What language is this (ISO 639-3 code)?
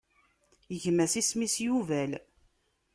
kab